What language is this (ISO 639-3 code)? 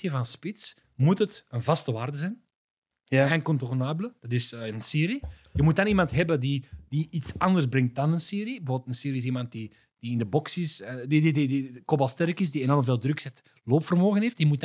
nld